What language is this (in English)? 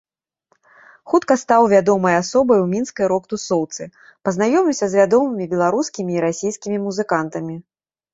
Belarusian